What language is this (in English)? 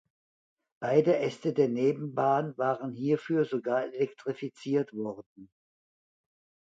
German